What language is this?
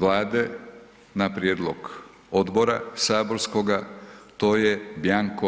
Croatian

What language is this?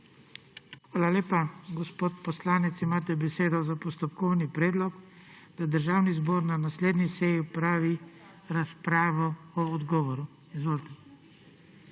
Slovenian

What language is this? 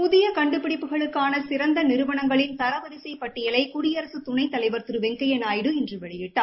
Tamil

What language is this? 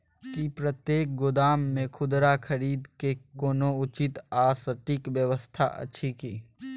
Maithili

